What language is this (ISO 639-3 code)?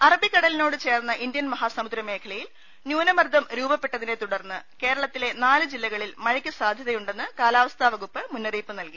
mal